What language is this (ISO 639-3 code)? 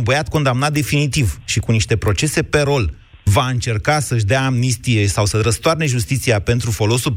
ron